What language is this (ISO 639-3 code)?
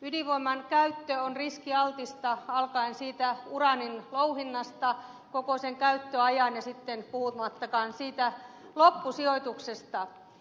fin